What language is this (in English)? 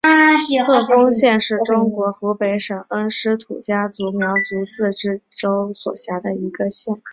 Chinese